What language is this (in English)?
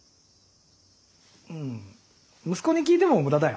Japanese